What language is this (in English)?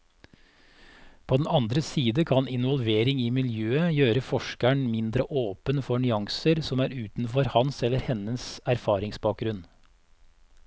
Norwegian